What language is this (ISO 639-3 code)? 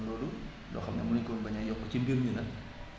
wol